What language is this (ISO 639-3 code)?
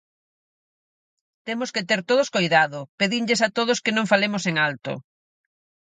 glg